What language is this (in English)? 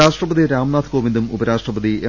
Malayalam